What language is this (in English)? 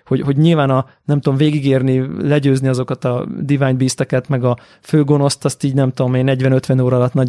Hungarian